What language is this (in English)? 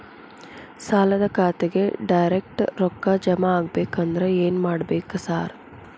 Kannada